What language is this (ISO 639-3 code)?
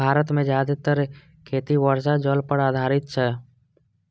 mai